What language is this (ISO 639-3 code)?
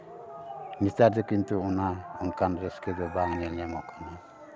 sat